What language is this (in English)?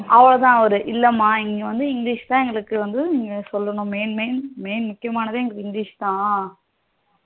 Tamil